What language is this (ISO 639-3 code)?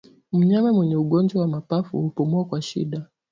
swa